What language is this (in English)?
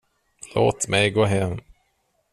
Swedish